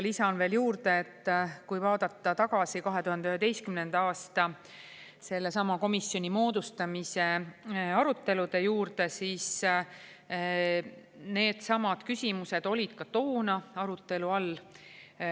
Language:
Estonian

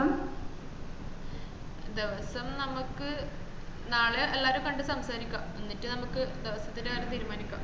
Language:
Malayalam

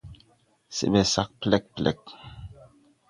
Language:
Tupuri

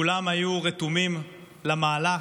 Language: Hebrew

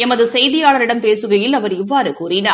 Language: Tamil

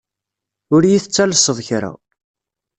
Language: Kabyle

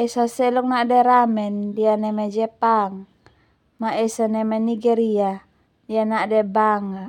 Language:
Termanu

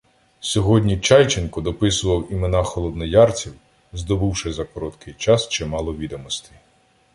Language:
Ukrainian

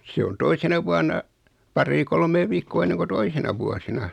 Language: Finnish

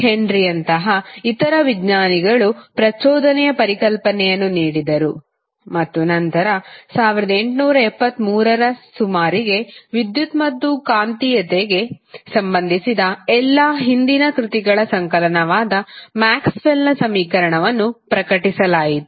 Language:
Kannada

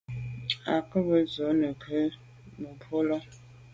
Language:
Medumba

